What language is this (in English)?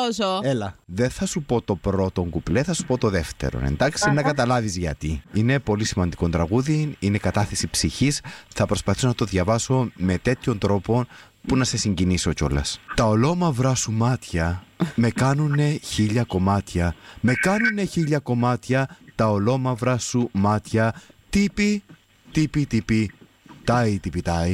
Greek